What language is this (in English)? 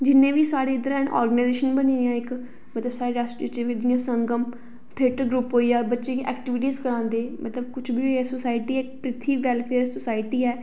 Dogri